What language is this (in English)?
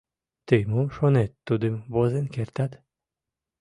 Mari